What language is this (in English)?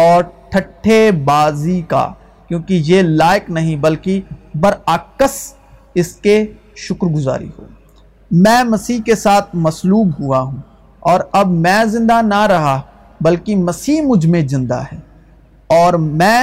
Urdu